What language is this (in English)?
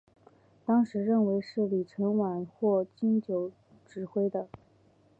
Chinese